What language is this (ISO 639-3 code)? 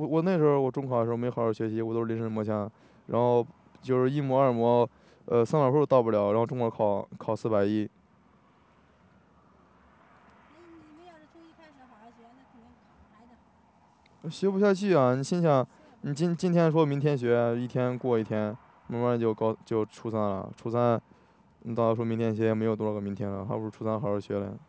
zho